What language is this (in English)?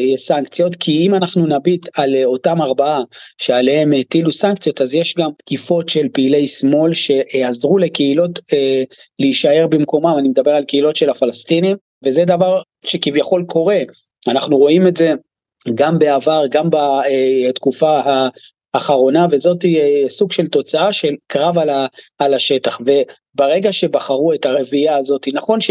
Hebrew